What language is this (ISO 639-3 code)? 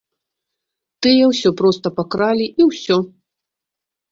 bel